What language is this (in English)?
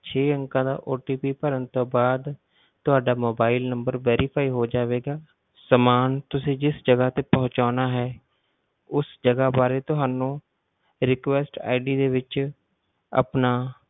Punjabi